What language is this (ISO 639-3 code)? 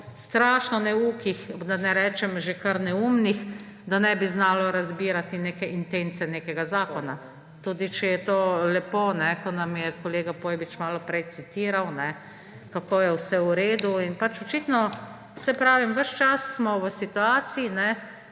slv